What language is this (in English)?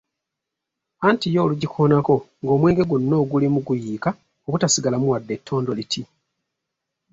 Ganda